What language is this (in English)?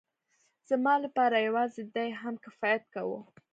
Pashto